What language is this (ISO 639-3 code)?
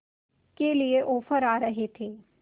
hin